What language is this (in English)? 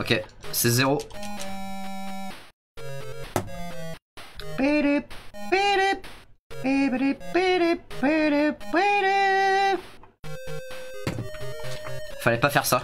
French